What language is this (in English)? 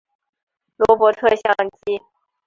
Chinese